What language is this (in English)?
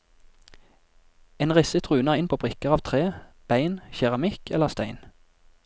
Norwegian